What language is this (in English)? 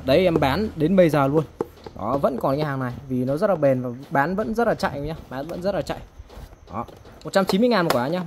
Vietnamese